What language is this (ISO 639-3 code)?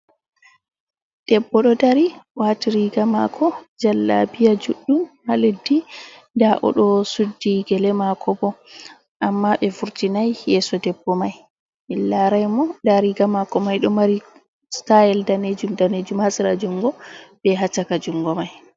ful